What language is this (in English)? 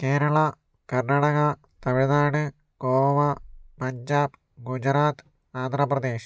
Malayalam